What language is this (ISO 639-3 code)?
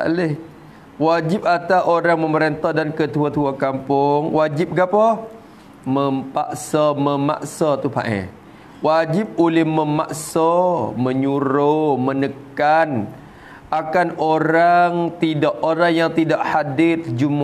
msa